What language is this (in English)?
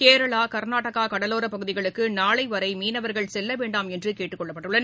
Tamil